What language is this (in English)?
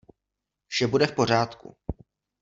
Czech